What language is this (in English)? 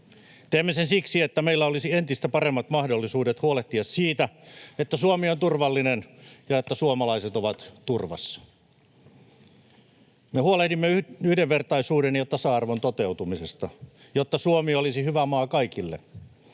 Finnish